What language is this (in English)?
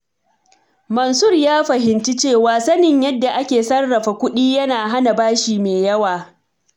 Hausa